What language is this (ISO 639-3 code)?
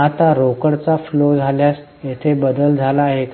mar